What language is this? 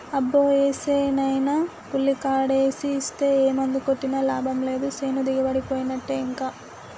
Telugu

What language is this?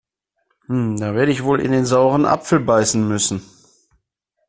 German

